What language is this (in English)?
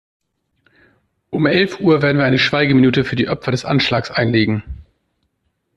German